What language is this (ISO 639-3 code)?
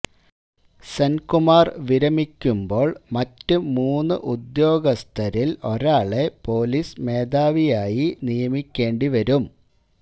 mal